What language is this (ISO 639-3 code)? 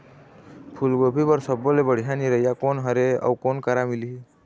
hne